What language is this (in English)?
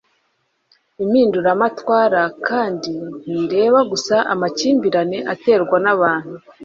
Kinyarwanda